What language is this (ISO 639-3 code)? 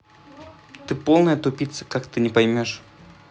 rus